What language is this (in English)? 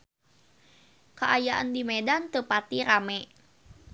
Sundanese